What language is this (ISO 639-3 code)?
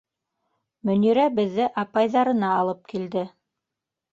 bak